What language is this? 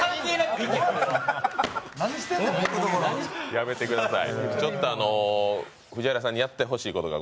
Japanese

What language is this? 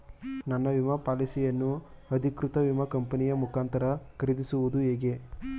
Kannada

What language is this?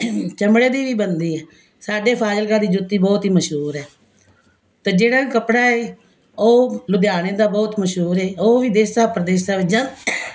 Punjabi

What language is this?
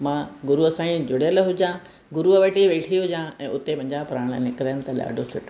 Sindhi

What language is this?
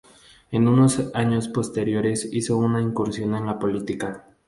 Spanish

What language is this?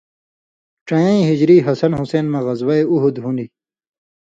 Indus Kohistani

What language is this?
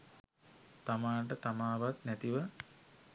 Sinhala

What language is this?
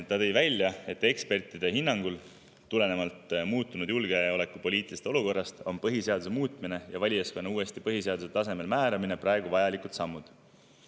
Estonian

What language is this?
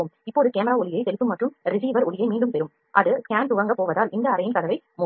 Tamil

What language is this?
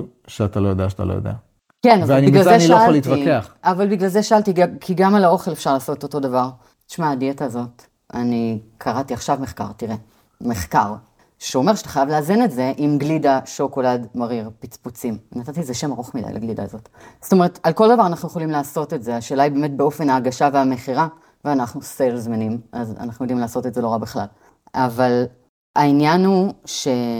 Hebrew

